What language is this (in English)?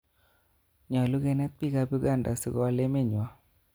Kalenjin